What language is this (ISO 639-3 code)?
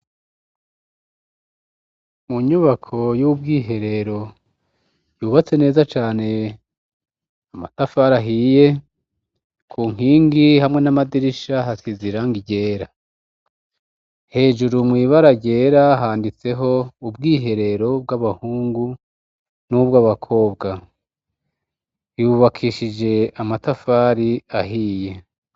run